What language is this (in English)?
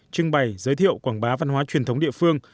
Vietnamese